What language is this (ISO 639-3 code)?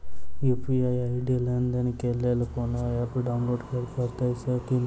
mai